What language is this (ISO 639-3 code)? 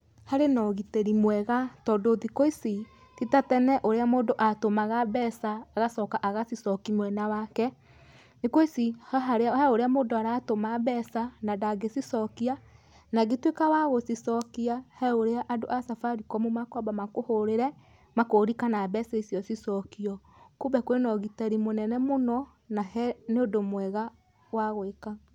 kik